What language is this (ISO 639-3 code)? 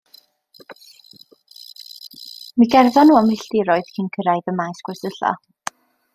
cym